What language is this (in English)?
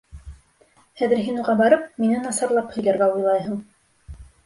Bashkir